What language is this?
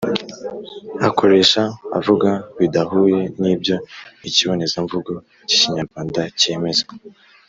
Kinyarwanda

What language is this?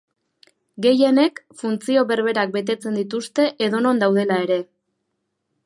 Basque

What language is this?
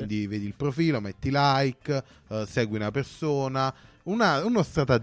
Italian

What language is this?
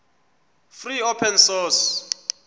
Xhosa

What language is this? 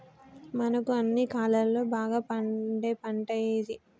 Telugu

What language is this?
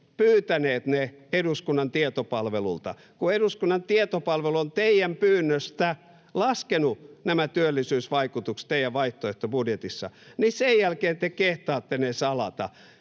Finnish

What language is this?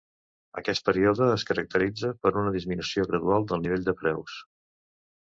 Catalan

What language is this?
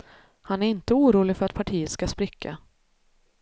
Swedish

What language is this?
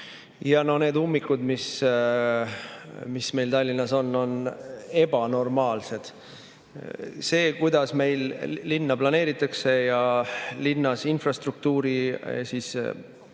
Estonian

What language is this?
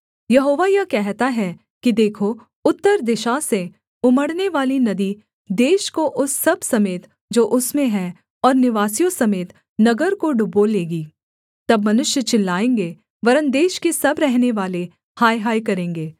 Hindi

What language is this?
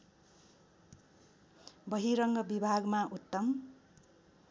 Nepali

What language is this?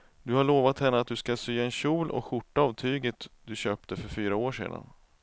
Swedish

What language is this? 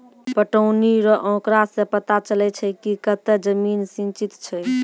Maithili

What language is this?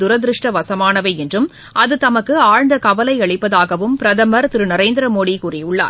Tamil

